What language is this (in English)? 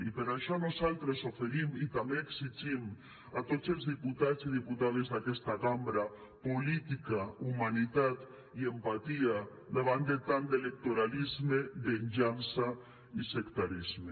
Catalan